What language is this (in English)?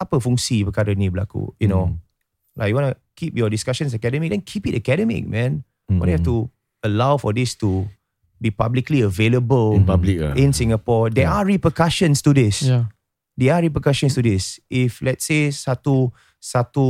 Malay